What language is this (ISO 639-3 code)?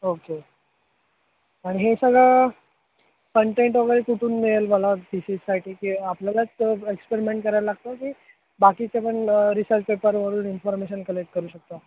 mar